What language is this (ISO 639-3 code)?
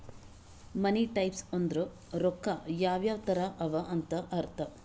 kan